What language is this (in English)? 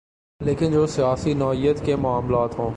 Urdu